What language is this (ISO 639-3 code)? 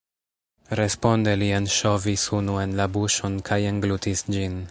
epo